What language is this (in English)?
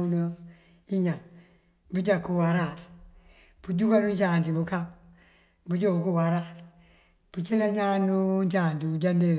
Mandjak